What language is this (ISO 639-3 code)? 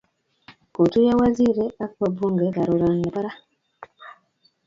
kln